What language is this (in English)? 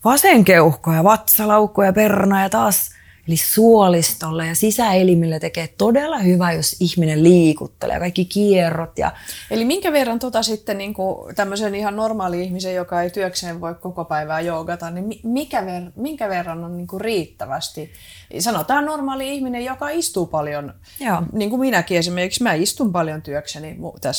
Finnish